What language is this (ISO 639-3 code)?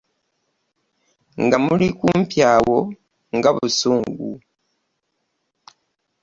lug